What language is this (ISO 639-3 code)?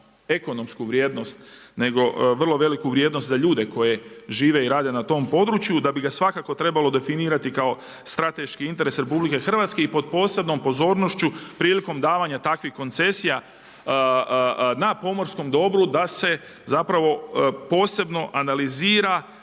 hrv